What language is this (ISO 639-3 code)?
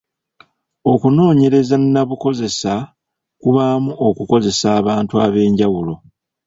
lug